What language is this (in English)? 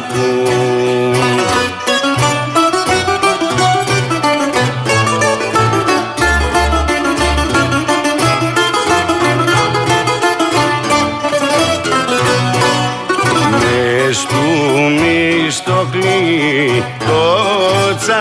Greek